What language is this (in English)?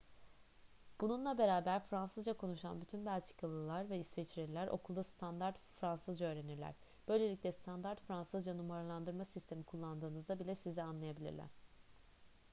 Turkish